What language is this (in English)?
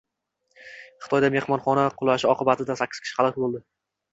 Uzbek